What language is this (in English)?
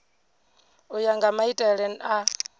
Venda